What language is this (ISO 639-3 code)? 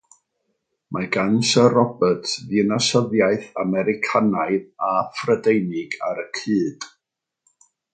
cym